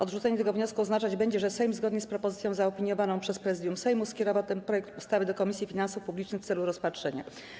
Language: Polish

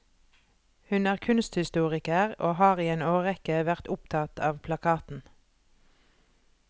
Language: Norwegian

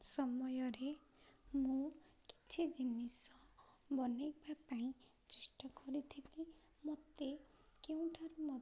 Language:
Odia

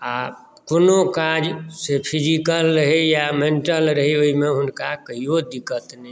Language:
Maithili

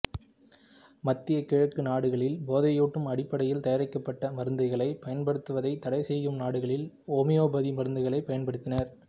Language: Tamil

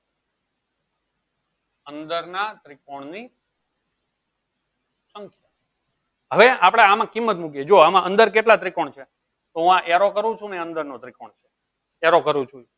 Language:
Gujarati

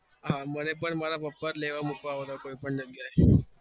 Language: Gujarati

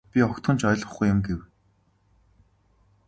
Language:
Mongolian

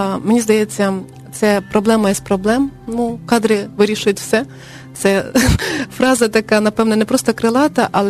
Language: Ukrainian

